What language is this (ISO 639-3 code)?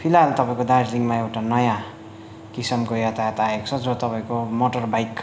nep